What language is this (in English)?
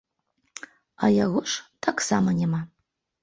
Belarusian